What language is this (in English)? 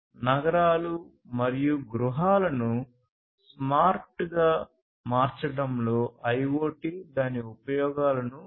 Telugu